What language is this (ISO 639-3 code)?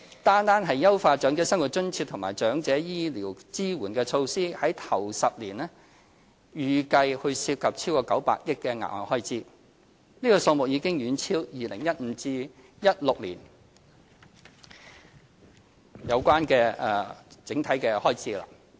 yue